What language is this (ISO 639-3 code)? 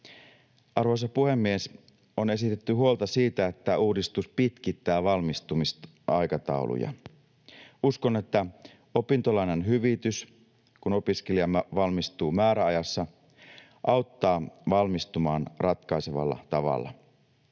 fin